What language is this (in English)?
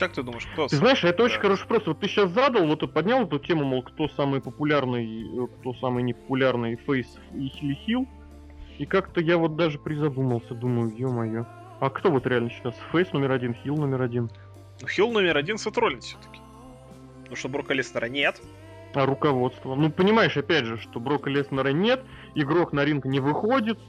Russian